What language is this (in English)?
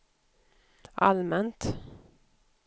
Swedish